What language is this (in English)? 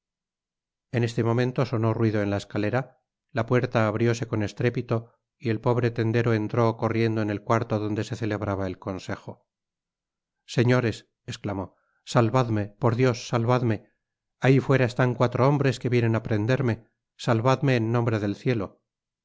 Spanish